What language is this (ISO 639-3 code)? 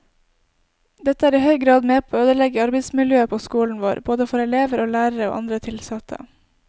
nor